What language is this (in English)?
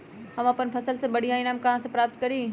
Magahi